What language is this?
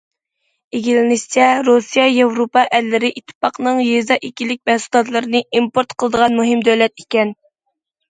Uyghur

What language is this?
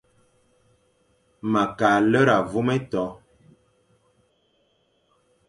Fang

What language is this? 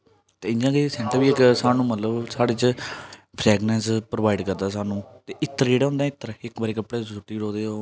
Dogri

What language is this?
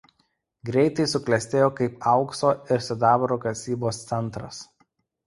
Lithuanian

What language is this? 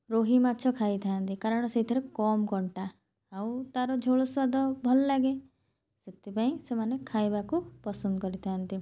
Odia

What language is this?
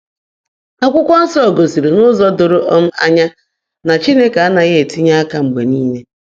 Igbo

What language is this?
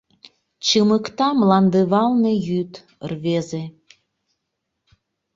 Mari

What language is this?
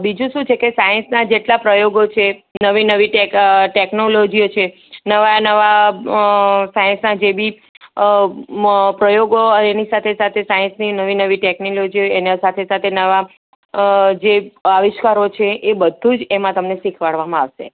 Gujarati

